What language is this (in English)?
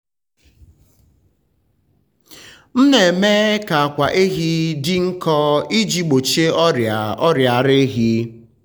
Igbo